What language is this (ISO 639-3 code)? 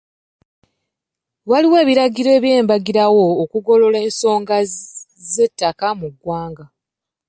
lug